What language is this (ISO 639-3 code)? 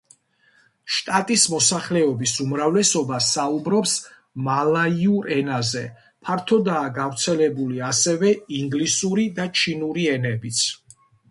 kat